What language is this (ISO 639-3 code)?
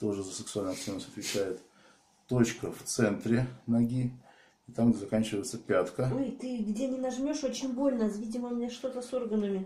rus